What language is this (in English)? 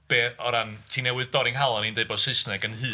Welsh